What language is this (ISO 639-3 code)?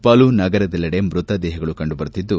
kan